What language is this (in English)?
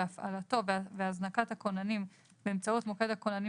Hebrew